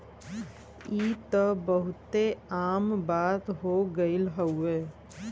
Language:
Bhojpuri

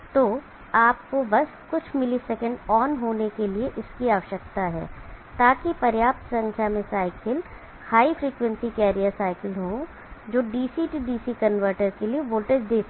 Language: Hindi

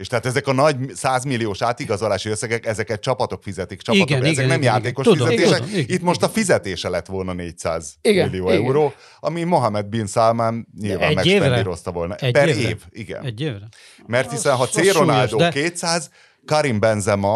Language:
Hungarian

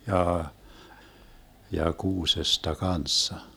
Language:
Finnish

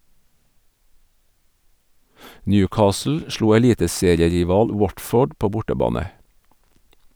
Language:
Norwegian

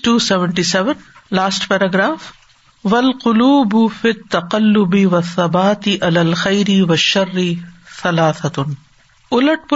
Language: Urdu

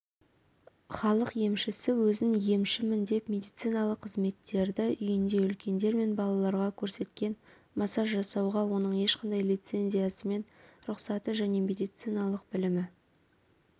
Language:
Kazakh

